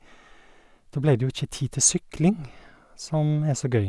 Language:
Norwegian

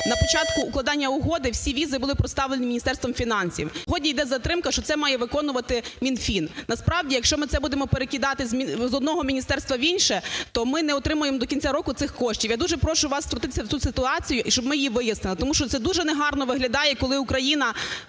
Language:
Ukrainian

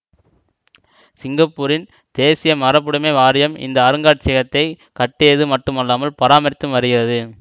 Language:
Tamil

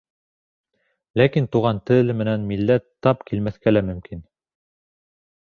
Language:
Bashkir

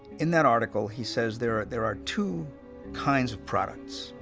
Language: English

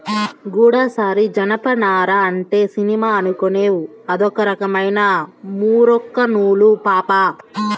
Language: Telugu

